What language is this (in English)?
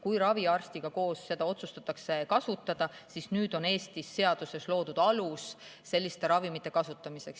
Estonian